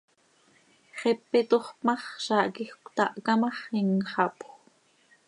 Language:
Seri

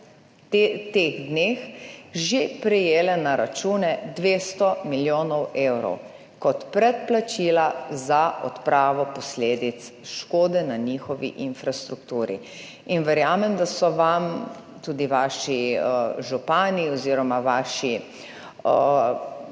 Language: Slovenian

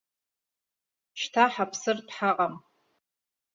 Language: Abkhazian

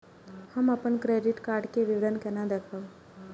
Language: Maithili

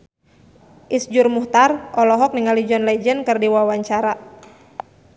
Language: Sundanese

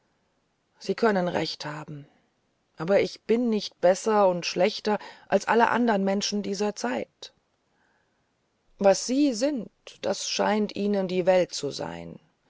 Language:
German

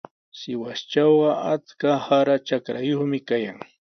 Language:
Sihuas Ancash Quechua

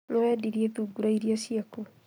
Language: Kikuyu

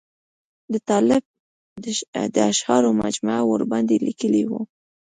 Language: Pashto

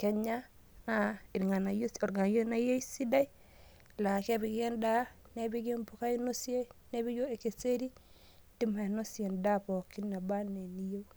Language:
Masai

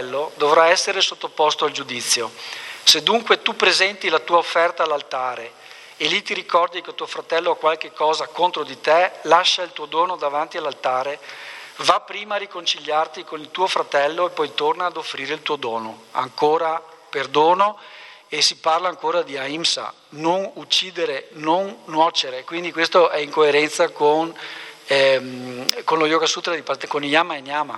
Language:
Italian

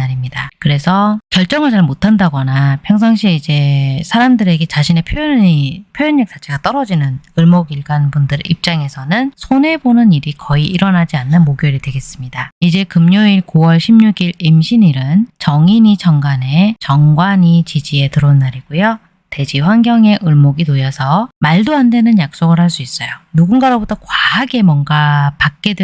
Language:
Korean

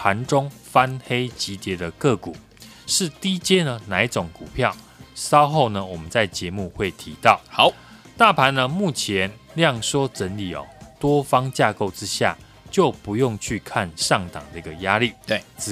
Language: Chinese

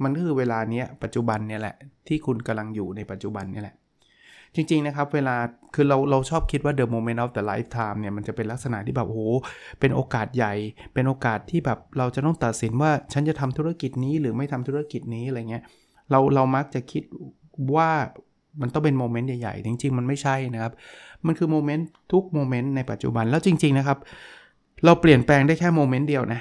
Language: Thai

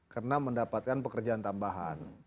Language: Indonesian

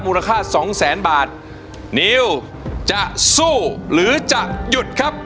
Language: Thai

